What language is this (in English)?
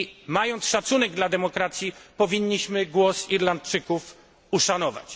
Polish